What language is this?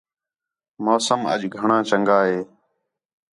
Khetrani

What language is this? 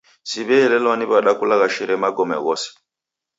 Taita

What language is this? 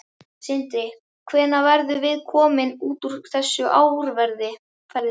Icelandic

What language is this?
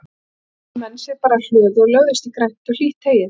Icelandic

